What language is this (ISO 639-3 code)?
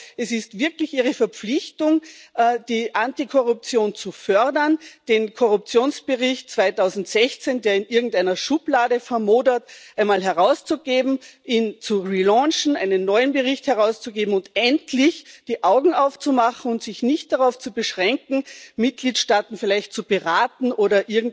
deu